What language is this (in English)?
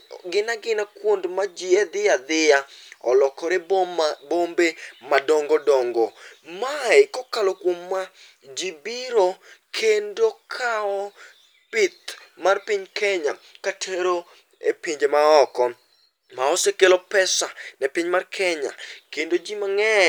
Luo (Kenya and Tanzania)